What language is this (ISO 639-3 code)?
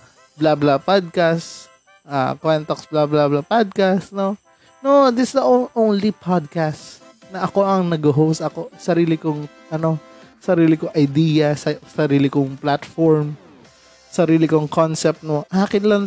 fil